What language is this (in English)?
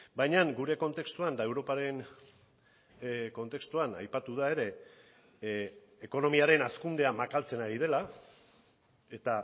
Basque